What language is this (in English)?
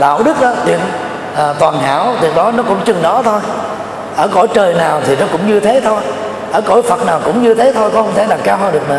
Vietnamese